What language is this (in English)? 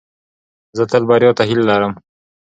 Pashto